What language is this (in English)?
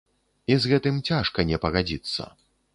Belarusian